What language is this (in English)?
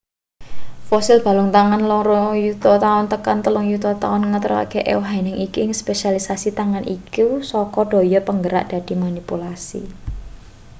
Javanese